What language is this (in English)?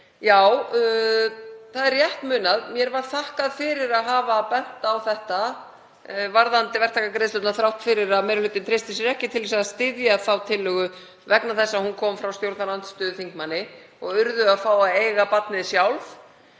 Icelandic